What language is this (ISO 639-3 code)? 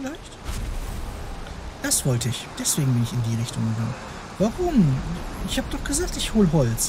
deu